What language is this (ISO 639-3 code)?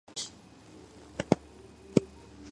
kat